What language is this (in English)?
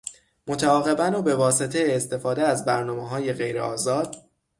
Persian